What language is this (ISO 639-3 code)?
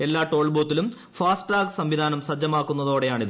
mal